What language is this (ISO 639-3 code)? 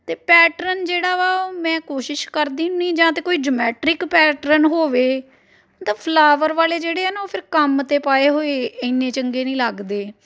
pan